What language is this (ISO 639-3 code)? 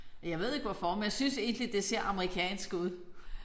dan